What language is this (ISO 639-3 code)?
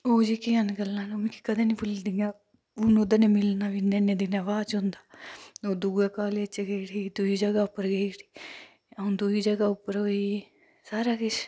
doi